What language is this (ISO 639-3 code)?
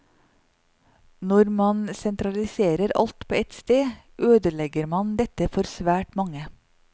nor